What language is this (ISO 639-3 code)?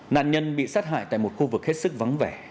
vie